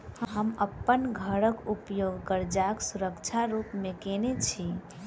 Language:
Maithili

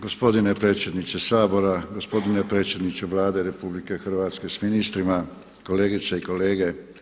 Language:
Croatian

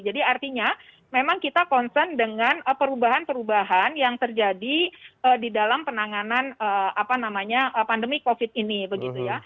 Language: Indonesian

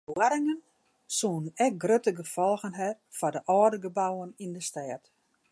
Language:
Western Frisian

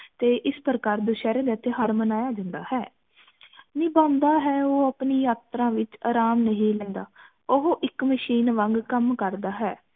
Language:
Punjabi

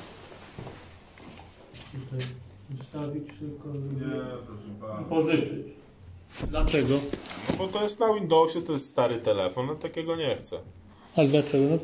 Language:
Polish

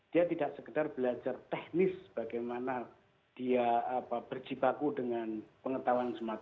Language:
Indonesian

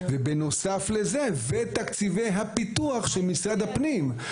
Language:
Hebrew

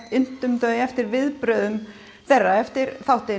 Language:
Icelandic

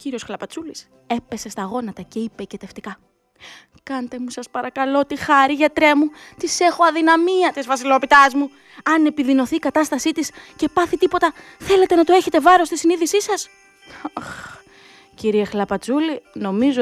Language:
Greek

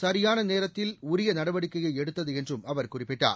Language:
Tamil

